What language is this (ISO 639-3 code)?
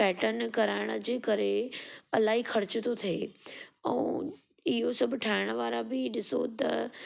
snd